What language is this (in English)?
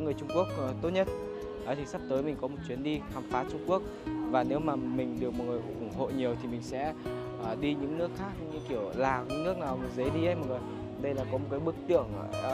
Vietnamese